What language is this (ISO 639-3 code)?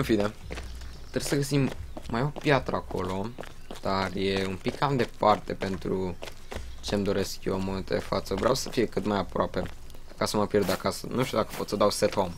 ron